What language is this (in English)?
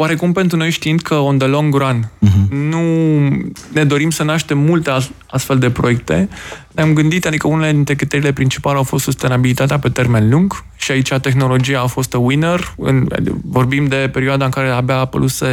Romanian